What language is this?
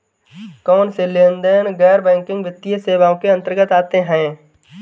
Hindi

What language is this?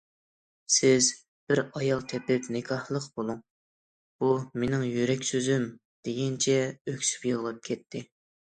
Uyghur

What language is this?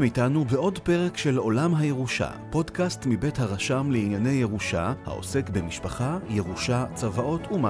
Hebrew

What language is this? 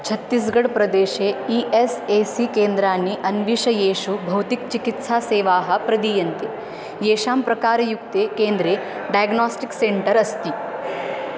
Sanskrit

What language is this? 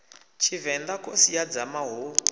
Venda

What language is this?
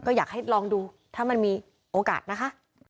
Thai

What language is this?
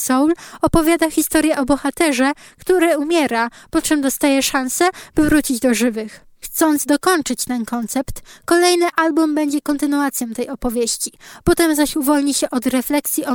Polish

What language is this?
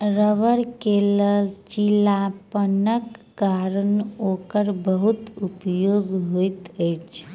Maithili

